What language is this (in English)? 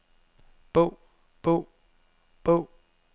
Danish